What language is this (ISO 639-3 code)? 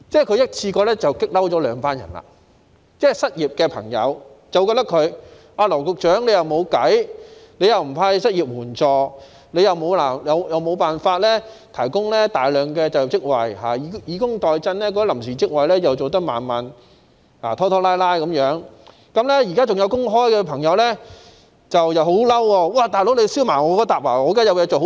yue